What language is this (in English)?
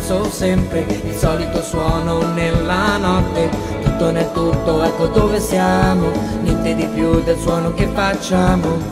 Italian